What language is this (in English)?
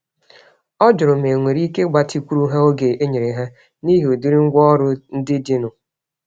Igbo